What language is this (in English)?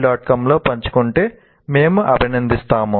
Telugu